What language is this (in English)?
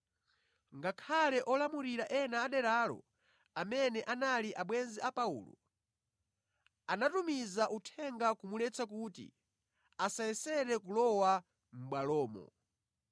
Nyanja